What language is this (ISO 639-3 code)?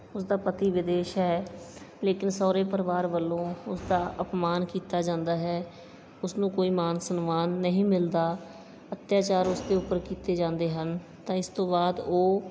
pan